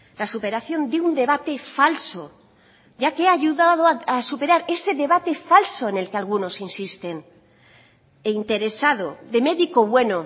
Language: Spanish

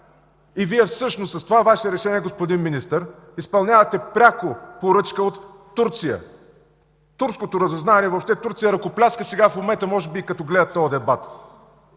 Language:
Bulgarian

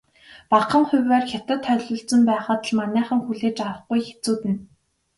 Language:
Mongolian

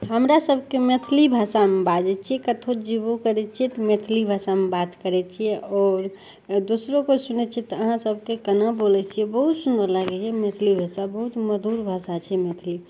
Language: Maithili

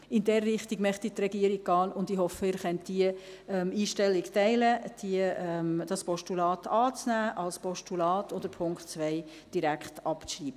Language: Swiss German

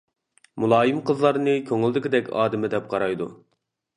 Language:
Uyghur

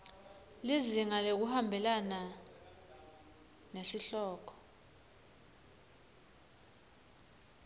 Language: Swati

